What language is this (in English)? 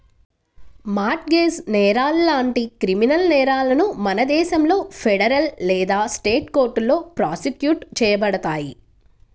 Telugu